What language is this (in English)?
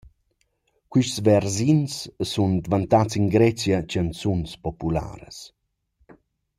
Romansh